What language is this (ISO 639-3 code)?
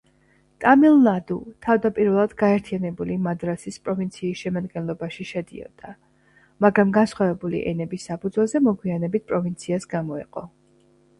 kat